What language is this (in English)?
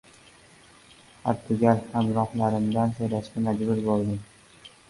Uzbek